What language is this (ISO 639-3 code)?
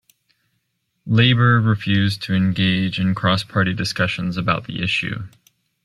eng